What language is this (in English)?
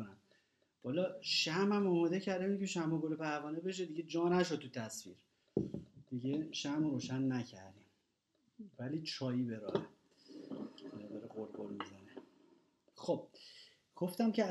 Persian